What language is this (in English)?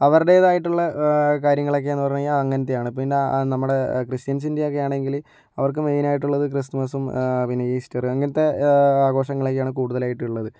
Malayalam